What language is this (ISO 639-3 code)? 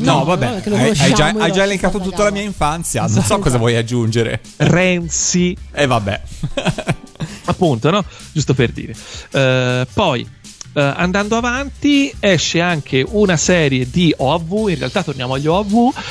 ita